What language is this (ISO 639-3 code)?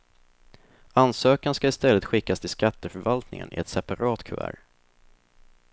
swe